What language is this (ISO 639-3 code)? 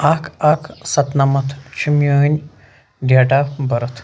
kas